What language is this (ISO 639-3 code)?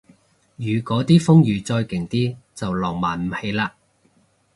yue